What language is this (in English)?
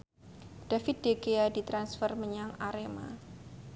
Javanese